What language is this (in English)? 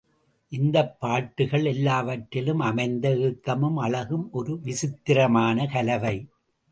Tamil